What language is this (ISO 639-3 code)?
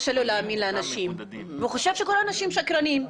heb